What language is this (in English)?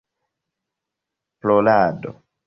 Esperanto